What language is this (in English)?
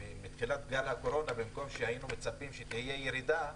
Hebrew